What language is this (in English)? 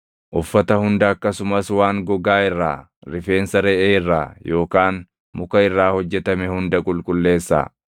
Oromo